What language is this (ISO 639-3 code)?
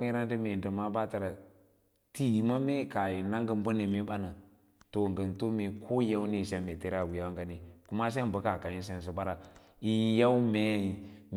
lla